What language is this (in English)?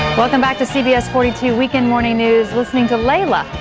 English